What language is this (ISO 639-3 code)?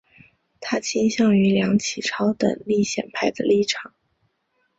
zho